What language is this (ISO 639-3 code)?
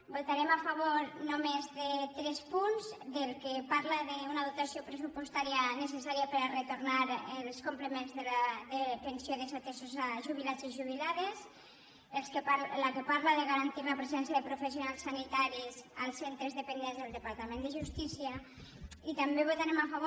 cat